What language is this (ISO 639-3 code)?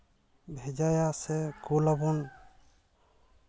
sat